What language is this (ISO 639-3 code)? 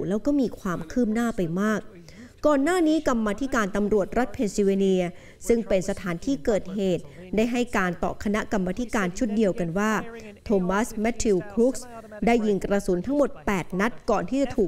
tha